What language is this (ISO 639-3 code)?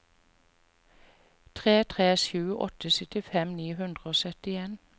nor